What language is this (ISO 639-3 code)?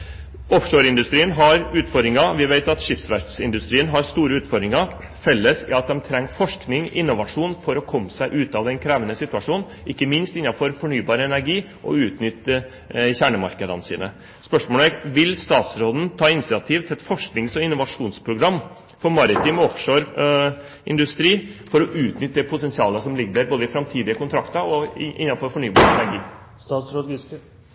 nob